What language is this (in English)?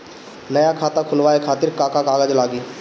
Bhojpuri